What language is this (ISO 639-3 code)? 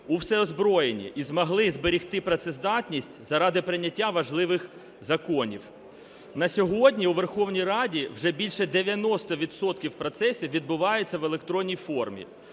ukr